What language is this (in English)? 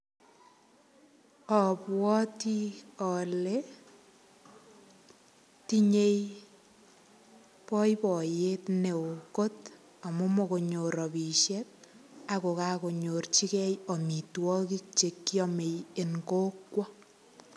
Kalenjin